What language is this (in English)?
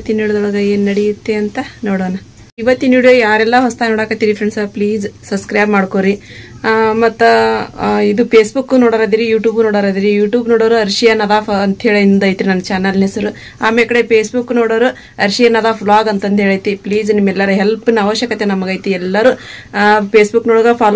Indonesian